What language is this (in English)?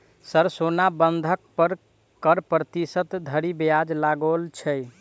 Maithili